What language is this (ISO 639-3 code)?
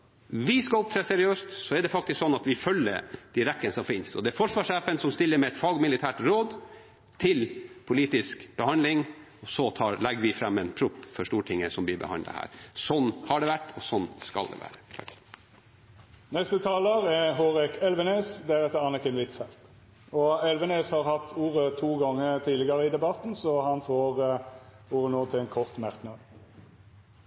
nor